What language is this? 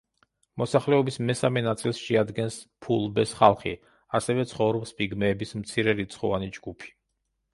Georgian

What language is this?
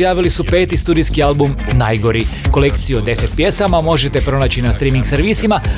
Croatian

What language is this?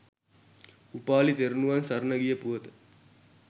Sinhala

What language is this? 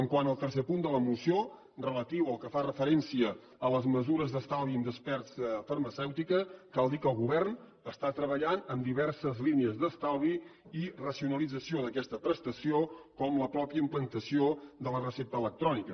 Catalan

